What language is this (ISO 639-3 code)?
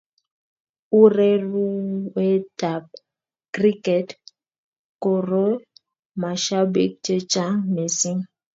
kln